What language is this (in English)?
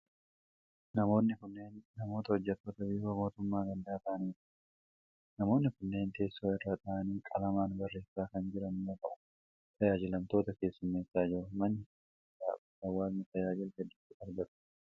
Oromo